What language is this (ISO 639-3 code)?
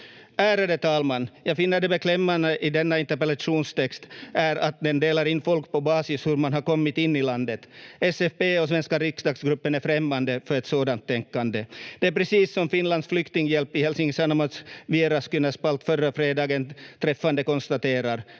fin